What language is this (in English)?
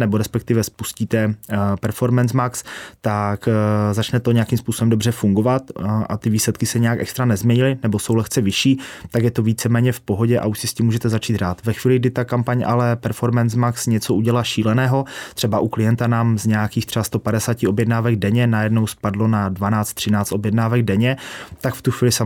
Czech